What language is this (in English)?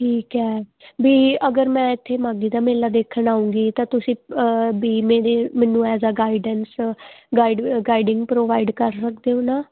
Punjabi